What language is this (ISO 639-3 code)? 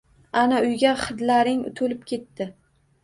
uzb